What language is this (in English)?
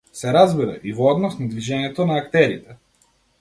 Macedonian